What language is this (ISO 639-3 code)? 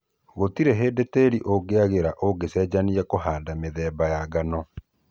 kik